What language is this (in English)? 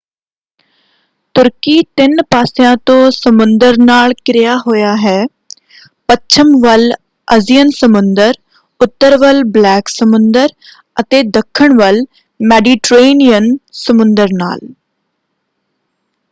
Punjabi